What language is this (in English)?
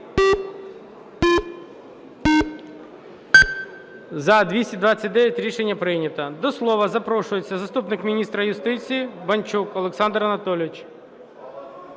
Ukrainian